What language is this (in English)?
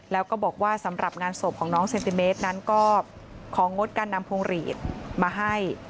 Thai